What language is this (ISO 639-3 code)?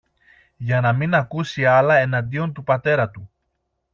ell